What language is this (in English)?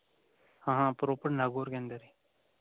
Hindi